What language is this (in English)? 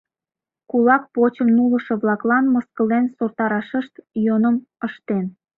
Mari